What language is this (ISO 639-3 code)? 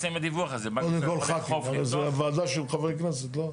heb